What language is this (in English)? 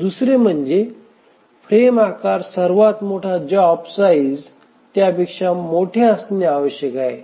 Marathi